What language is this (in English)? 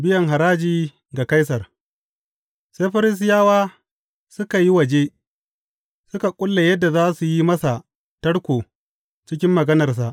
Hausa